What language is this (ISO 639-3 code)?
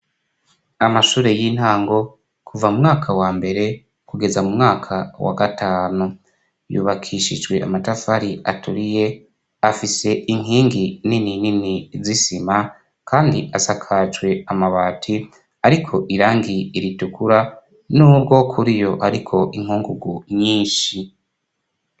run